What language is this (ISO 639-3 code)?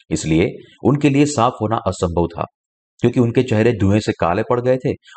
hin